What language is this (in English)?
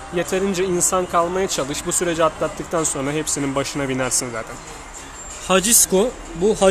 Turkish